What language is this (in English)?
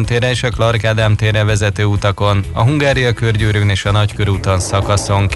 Hungarian